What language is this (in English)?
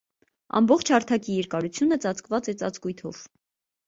Armenian